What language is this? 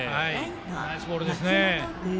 Japanese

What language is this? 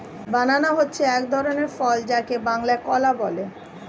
Bangla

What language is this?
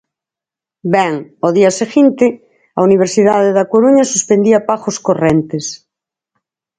Galician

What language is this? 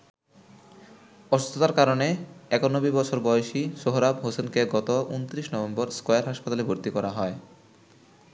Bangla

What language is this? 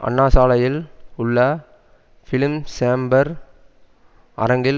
Tamil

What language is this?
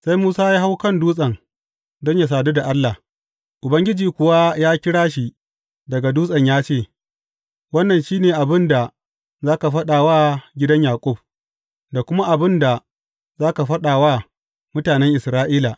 Hausa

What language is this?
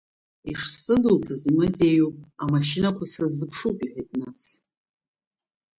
Abkhazian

